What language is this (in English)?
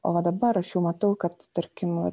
Lithuanian